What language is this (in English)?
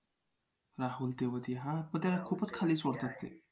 Marathi